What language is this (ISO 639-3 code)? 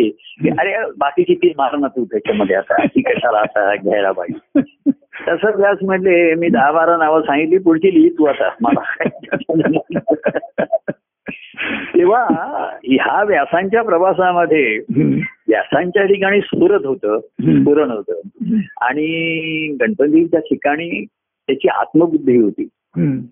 mar